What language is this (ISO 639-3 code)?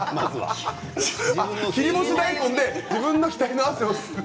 jpn